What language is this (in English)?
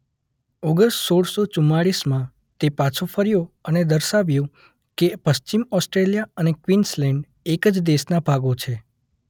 Gujarati